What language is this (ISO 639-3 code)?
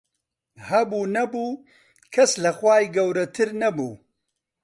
ckb